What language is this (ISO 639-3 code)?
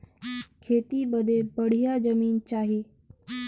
bho